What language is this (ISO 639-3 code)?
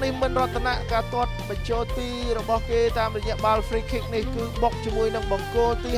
tha